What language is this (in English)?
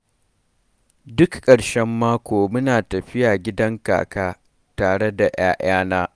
Hausa